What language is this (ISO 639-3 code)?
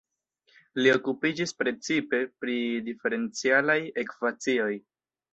epo